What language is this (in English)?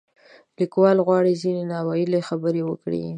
Pashto